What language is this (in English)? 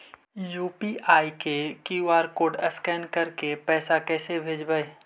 Magahi